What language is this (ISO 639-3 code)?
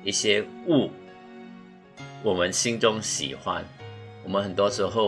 zho